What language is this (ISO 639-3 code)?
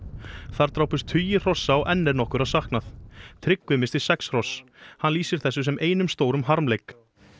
isl